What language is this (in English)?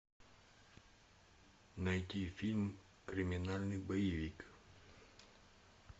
Russian